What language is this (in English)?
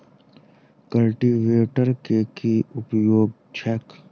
Maithili